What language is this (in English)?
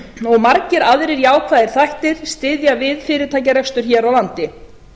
Icelandic